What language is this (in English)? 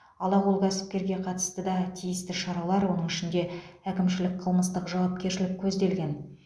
Kazakh